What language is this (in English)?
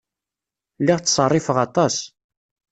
Kabyle